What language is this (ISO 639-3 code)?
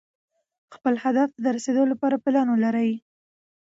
pus